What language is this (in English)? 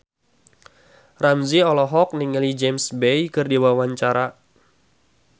Sundanese